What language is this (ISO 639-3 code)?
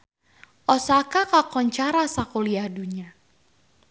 sun